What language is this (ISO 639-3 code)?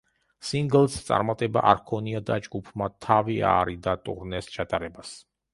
kat